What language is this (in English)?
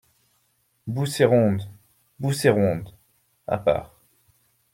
French